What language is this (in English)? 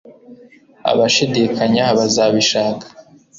Kinyarwanda